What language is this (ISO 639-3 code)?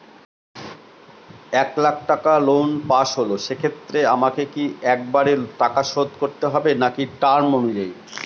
ben